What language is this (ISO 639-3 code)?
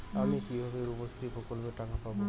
ben